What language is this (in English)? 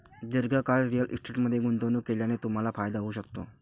Marathi